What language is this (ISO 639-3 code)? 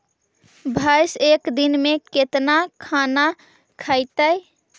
mag